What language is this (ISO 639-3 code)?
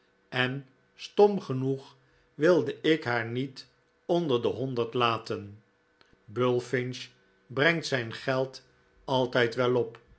nld